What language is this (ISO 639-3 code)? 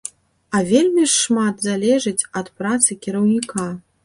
bel